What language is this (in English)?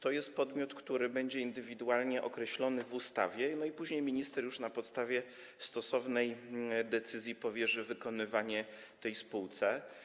Polish